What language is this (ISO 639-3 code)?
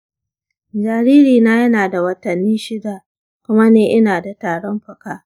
hau